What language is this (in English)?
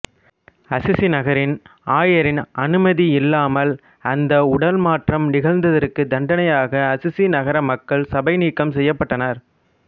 Tamil